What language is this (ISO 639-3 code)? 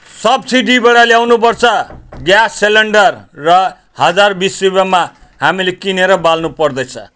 nep